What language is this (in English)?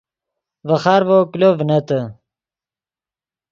Yidgha